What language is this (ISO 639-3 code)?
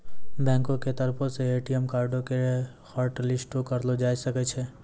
mai